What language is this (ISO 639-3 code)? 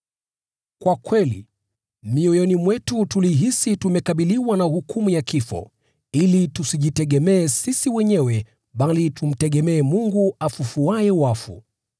swa